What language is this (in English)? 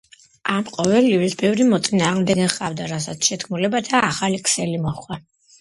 Georgian